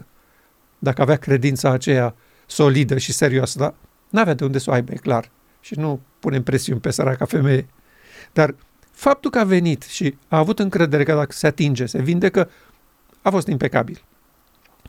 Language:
Romanian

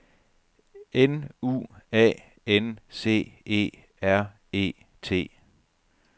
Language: Danish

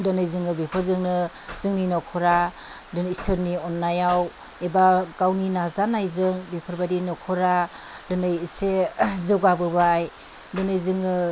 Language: Bodo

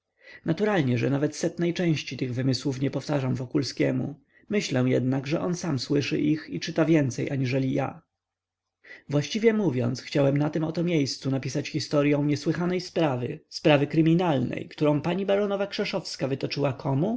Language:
Polish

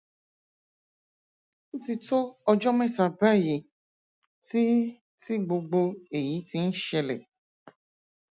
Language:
Yoruba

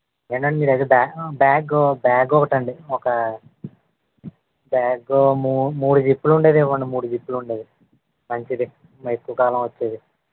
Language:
Telugu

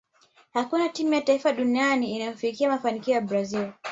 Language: Swahili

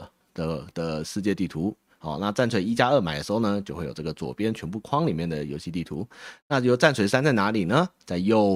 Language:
Chinese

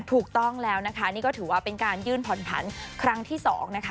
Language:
Thai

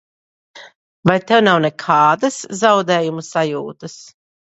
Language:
Latvian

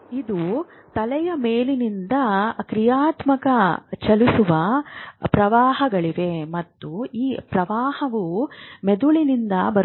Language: Kannada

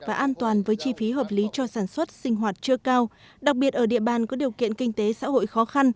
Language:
Vietnamese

